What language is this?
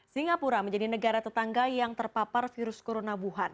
Indonesian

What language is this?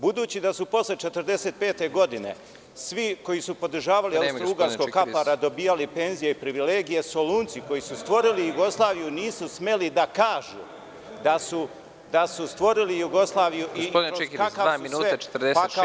Serbian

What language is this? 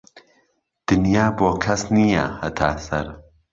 Central Kurdish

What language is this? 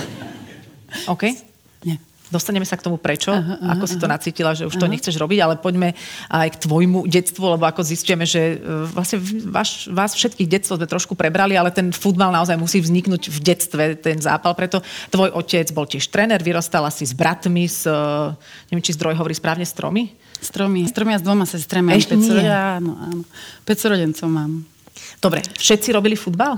Slovak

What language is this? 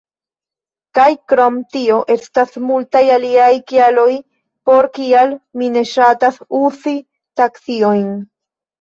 Esperanto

